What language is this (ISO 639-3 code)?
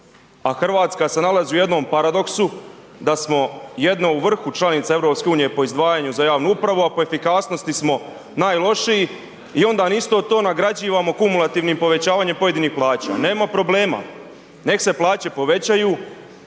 hrv